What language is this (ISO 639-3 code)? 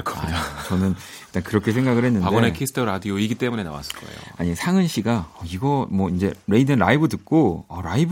kor